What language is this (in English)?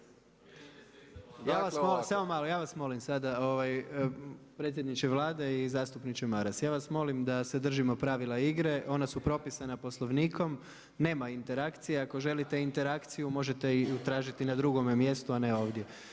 Croatian